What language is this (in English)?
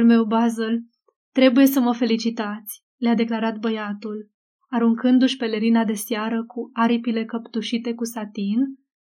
Romanian